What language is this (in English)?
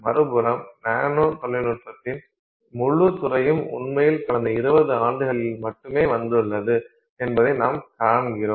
Tamil